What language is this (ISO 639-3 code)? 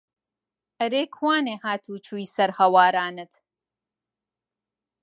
ckb